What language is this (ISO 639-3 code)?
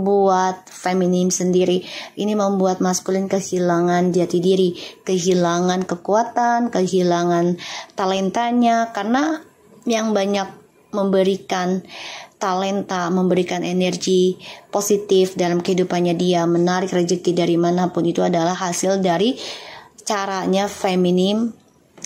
ind